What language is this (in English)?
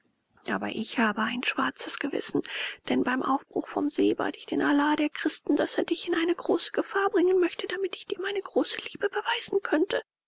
German